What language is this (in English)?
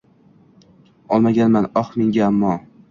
Uzbek